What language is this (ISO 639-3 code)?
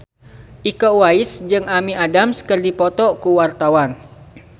sun